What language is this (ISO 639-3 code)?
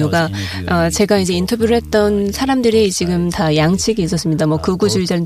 kor